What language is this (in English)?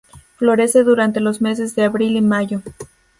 Spanish